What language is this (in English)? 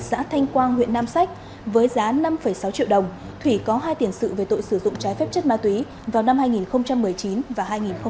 Vietnamese